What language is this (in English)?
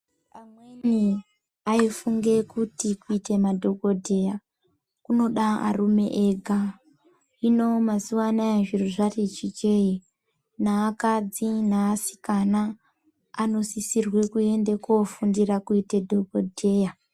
Ndau